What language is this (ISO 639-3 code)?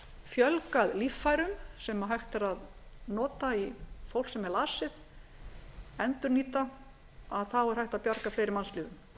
isl